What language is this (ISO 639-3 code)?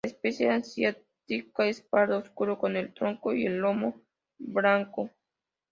spa